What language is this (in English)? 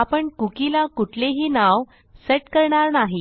Marathi